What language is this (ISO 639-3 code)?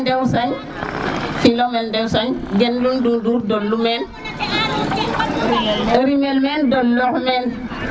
srr